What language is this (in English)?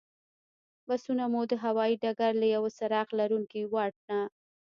Pashto